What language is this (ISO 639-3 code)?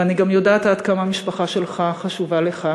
heb